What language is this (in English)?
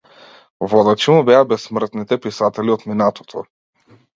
Macedonian